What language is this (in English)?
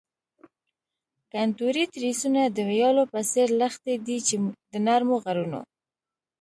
Pashto